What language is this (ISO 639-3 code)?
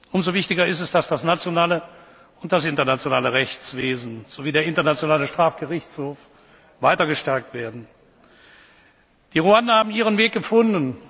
deu